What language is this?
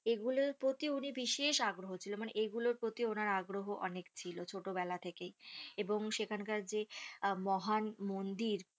Bangla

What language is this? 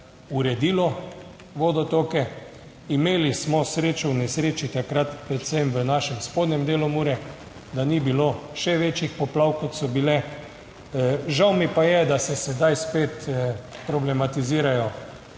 Slovenian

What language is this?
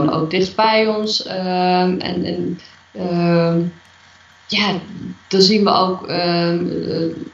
Dutch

